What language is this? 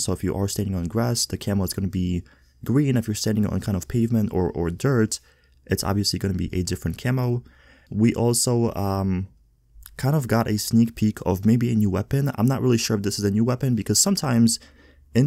English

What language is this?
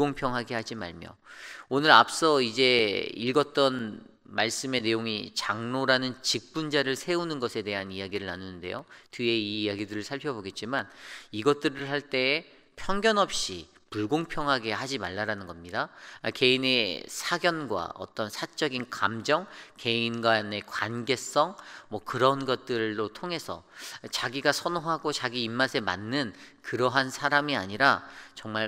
Korean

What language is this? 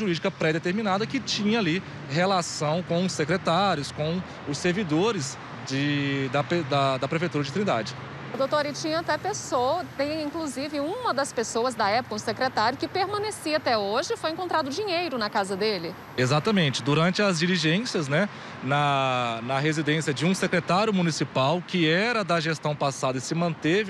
Portuguese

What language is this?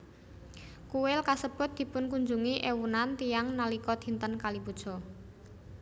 Javanese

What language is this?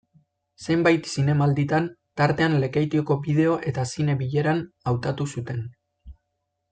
Basque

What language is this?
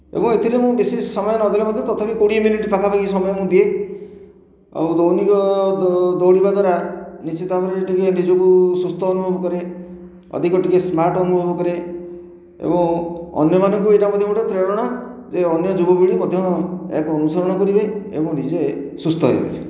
Odia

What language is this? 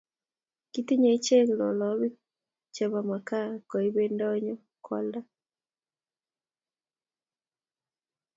Kalenjin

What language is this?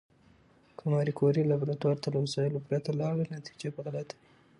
Pashto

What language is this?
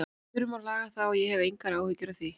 Icelandic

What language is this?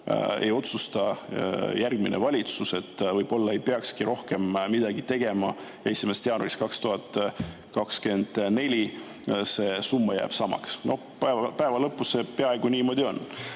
Estonian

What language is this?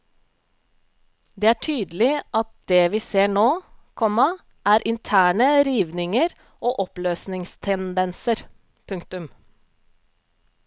Norwegian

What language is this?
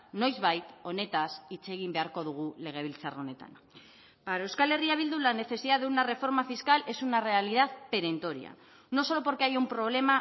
Spanish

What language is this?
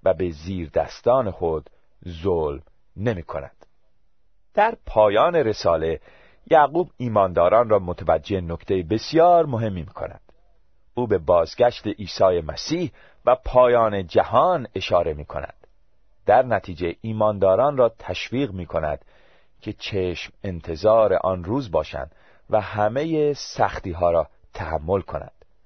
Persian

